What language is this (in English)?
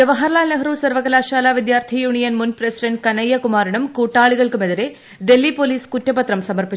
Malayalam